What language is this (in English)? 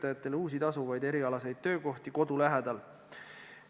Estonian